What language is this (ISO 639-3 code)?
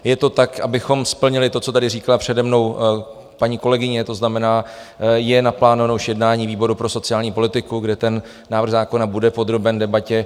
ces